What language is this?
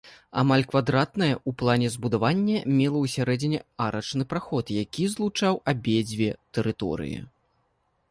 Belarusian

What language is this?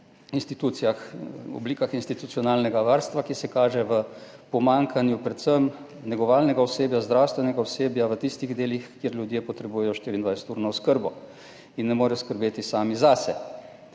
Slovenian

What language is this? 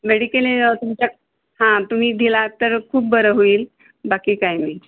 Marathi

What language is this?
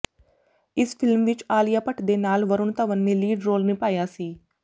Punjabi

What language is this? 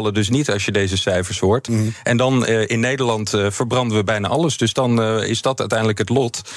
Dutch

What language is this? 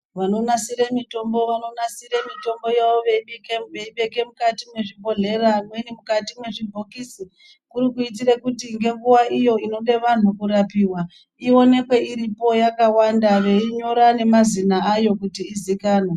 Ndau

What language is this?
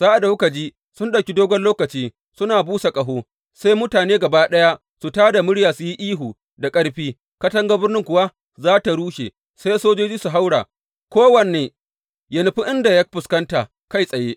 Hausa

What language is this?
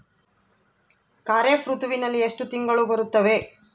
Kannada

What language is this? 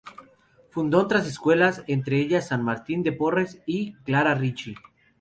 Spanish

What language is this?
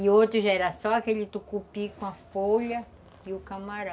Portuguese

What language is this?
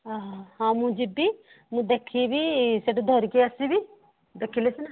Odia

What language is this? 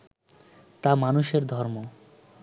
Bangla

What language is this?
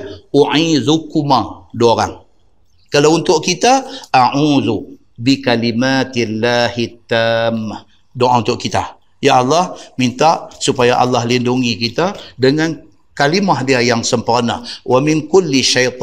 Malay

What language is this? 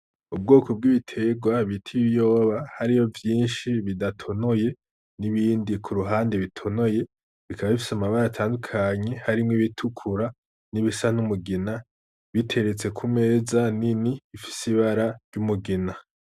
Rundi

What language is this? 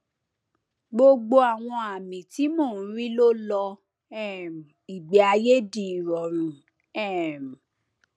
Yoruba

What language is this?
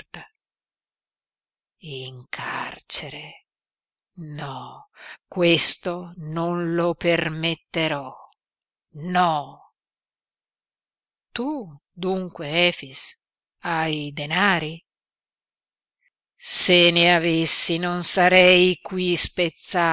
Italian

